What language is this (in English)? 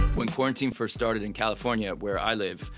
English